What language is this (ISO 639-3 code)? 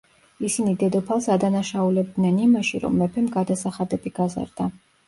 kat